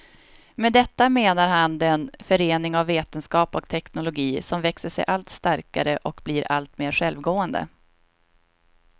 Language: Swedish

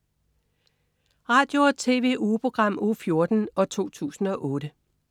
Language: Danish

